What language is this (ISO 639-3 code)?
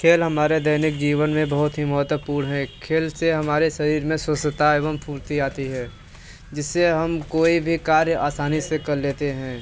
hin